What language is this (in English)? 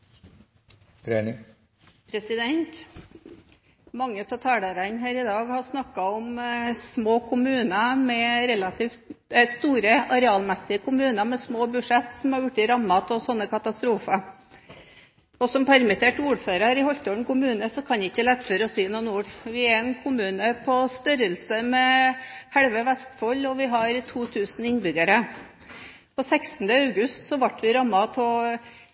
Norwegian